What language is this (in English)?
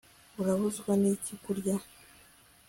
Kinyarwanda